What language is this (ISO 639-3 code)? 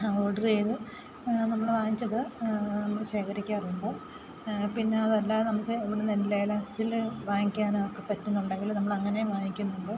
mal